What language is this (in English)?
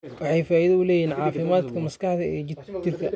Somali